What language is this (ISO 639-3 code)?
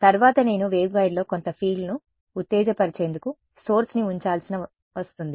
tel